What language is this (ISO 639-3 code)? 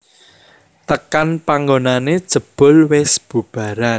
jav